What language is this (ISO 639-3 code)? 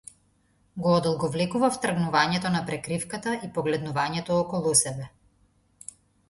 mkd